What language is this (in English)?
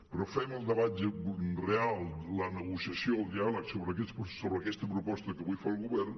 Catalan